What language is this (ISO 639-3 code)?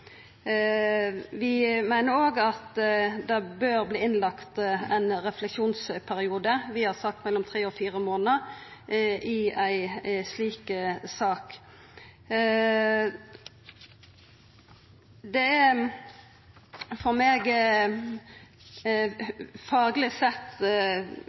nno